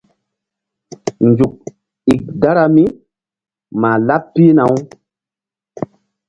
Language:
Mbum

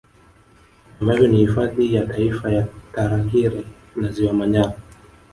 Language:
Swahili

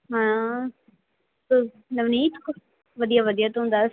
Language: Punjabi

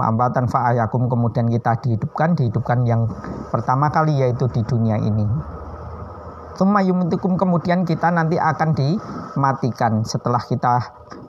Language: Indonesian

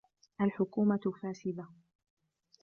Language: Arabic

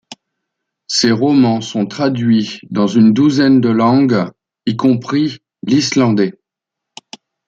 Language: French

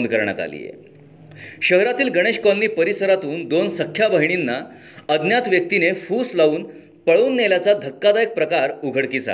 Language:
Marathi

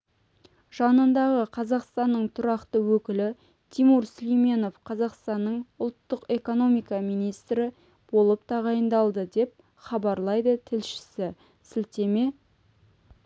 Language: Kazakh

